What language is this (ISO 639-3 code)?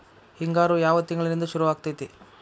kan